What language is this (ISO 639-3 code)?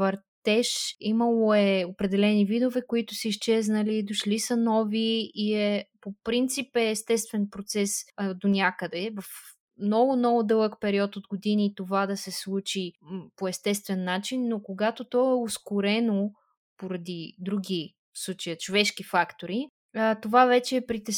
bul